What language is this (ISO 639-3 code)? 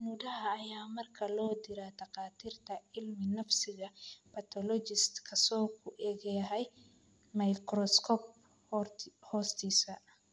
som